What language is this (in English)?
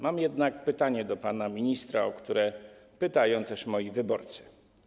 Polish